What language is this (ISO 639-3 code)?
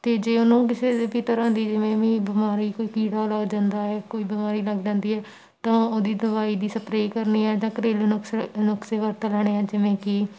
pan